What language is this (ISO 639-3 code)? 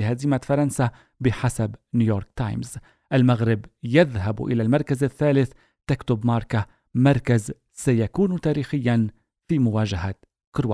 ara